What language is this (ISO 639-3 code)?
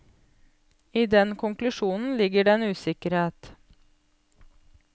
nor